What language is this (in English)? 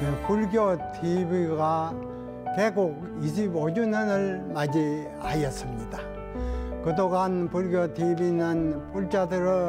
Korean